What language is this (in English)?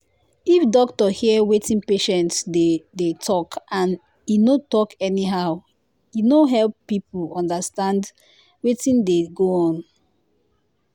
Nigerian Pidgin